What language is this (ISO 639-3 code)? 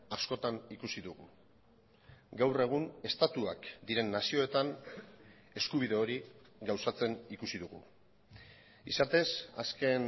eus